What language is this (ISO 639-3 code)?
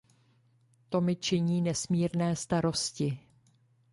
ces